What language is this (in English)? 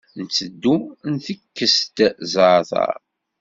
Kabyle